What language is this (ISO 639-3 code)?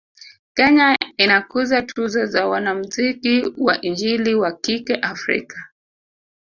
swa